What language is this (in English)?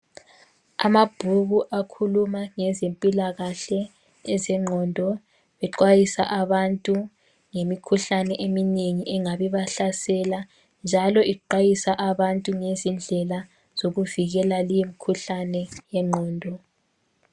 North Ndebele